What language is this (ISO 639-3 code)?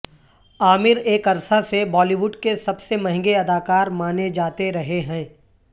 urd